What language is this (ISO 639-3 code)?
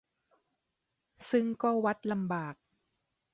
tha